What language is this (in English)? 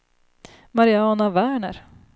Swedish